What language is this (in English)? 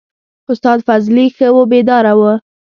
Pashto